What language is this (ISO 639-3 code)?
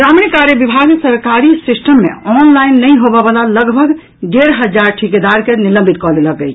mai